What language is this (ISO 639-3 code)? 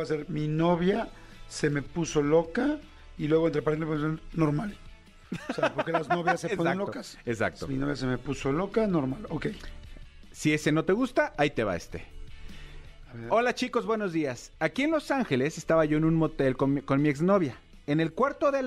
spa